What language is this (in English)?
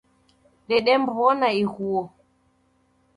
Taita